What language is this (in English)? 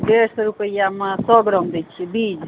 Maithili